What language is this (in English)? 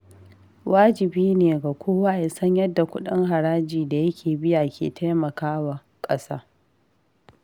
Hausa